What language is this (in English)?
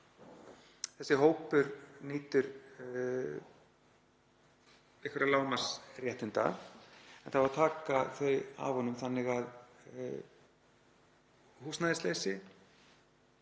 Icelandic